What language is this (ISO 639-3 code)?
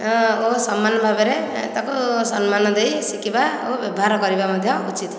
ori